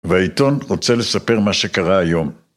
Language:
Hebrew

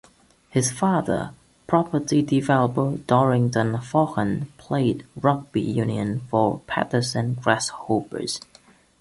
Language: English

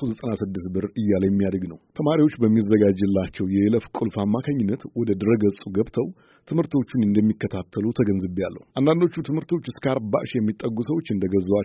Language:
Amharic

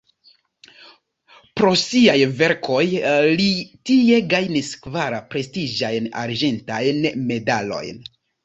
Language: Esperanto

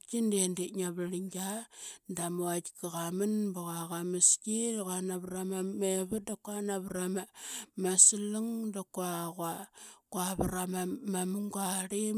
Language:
Qaqet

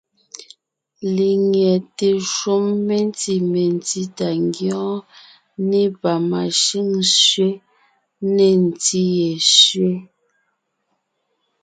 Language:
Ngiemboon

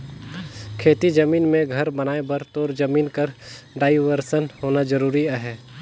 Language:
Chhattisgarhi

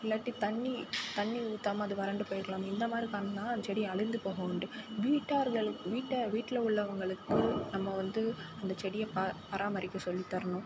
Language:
Tamil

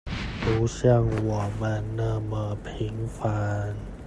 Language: Chinese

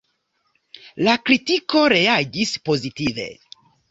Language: Esperanto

